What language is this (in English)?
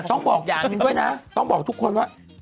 Thai